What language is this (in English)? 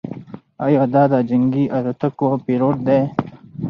Pashto